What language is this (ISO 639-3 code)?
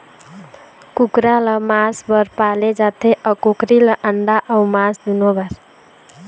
hne